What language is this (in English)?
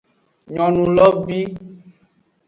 Aja (Benin)